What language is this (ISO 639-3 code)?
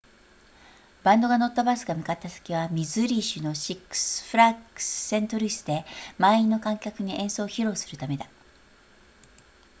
jpn